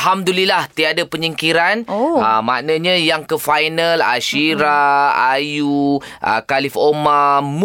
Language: Malay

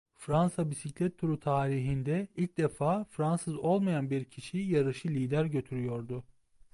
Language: Turkish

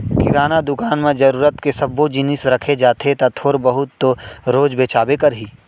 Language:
Chhattisgarhi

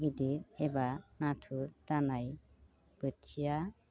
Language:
Bodo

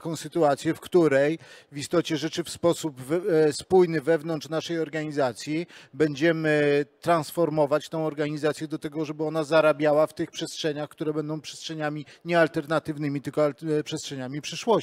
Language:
Polish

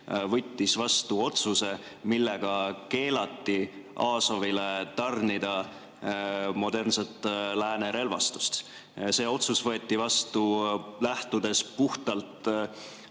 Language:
Estonian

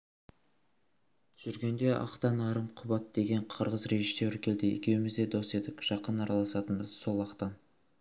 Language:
Kazakh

